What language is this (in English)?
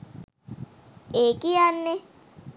Sinhala